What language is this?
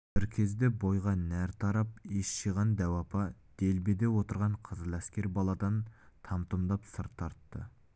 Kazakh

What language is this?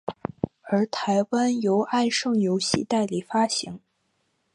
Chinese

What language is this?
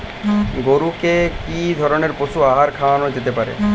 Bangla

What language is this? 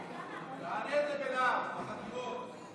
Hebrew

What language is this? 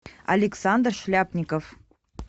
Russian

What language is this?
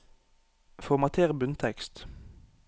Norwegian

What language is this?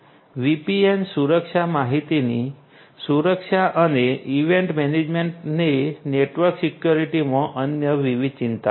Gujarati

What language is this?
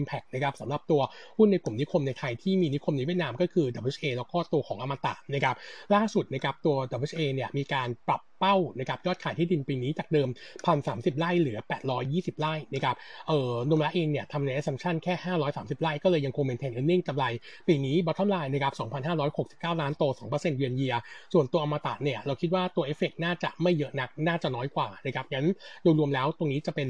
Thai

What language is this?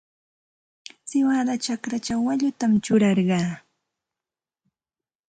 Santa Ana de Tusi Pasco Quechua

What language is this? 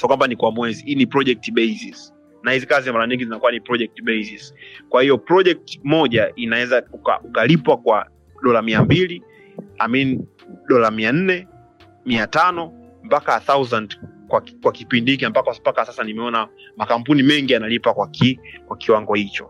Swahili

